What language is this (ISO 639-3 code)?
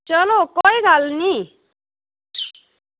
doi